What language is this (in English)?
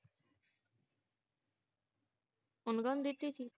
Punjabi